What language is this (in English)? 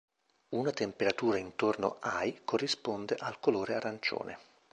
Italian